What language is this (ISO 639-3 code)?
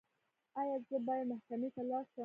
pus